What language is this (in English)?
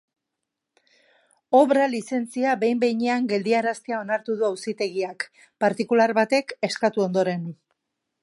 Basque